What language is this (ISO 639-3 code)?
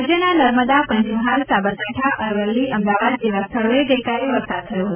guj